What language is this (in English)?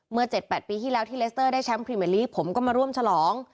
Thai